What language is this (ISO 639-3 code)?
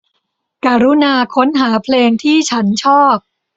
tha